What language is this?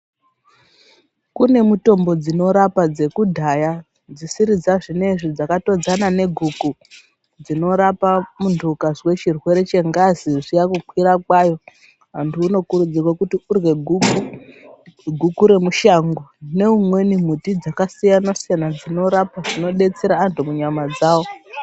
Ndau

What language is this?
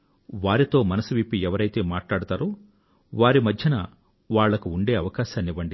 Telugu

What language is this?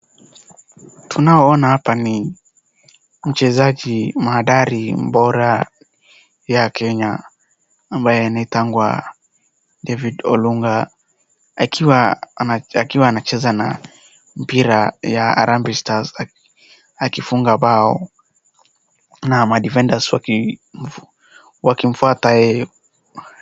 Swahili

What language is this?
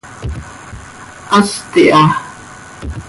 Seri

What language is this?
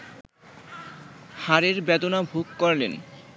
Bangla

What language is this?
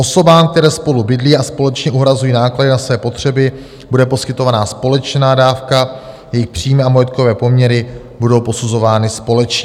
Czech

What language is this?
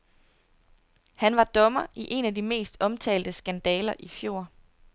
Danish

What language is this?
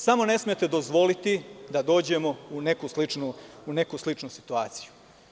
Serbian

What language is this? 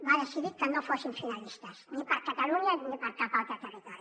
Catalan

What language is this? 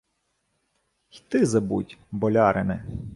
Ukrainian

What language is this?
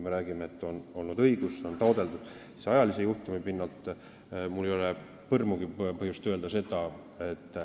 Estonian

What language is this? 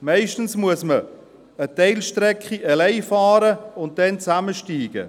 Swiss German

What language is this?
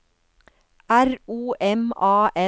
Norwegian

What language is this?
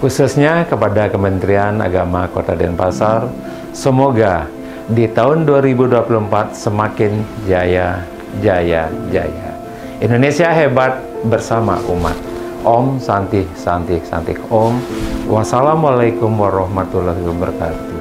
Indonesian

